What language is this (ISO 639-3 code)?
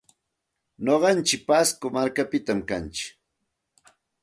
qxt